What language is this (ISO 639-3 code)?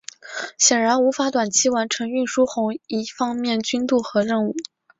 zho